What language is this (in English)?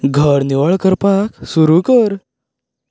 Konkani